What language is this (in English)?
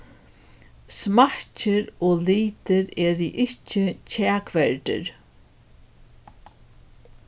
Faroese